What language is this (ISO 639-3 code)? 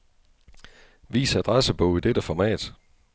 dan